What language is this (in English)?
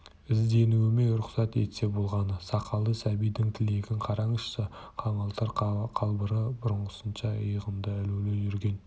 Kazakh